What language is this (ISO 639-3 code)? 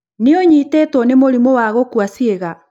kik